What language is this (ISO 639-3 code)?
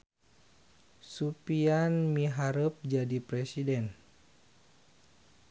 sun